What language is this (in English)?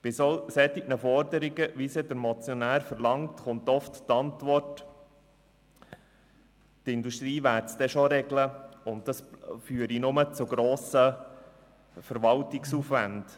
Swiss German